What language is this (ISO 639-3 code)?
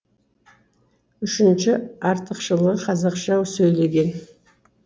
kaz